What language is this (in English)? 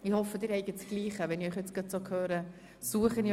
Swiss German